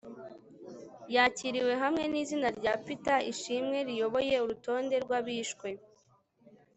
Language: Kinyarwanda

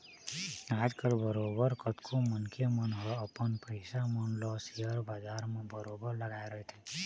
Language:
Chhattisgarhi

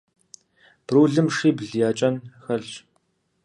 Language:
Kabardian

